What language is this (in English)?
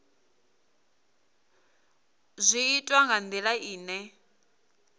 Venda